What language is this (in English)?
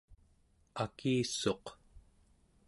Central Yupik